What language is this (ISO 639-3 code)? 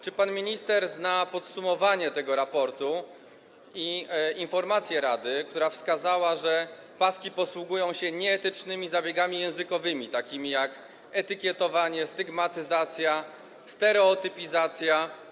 pol